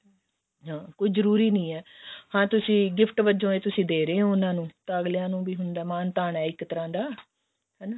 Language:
Punjabi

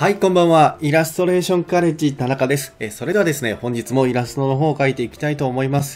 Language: Japanese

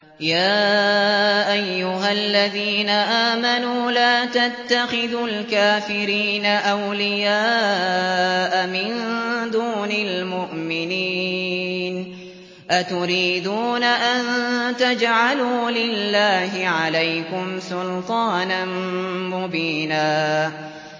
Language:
Arabic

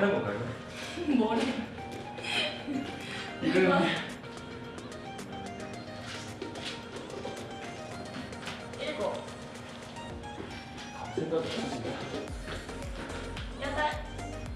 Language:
Korean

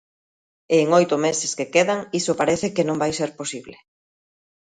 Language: Galician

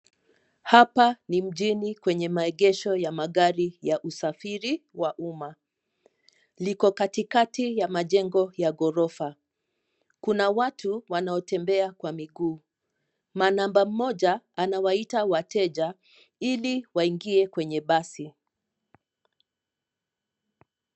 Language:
Swahili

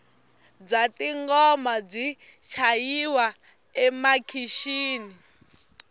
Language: Tsonga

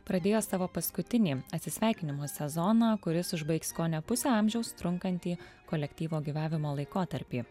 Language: Lithuanian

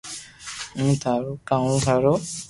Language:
Loarki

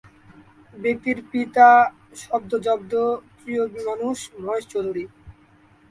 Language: Bangla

